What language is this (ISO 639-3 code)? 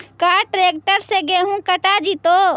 mag